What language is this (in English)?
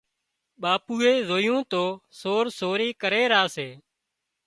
Wadiyara Koli